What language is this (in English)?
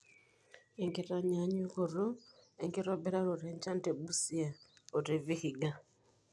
Masai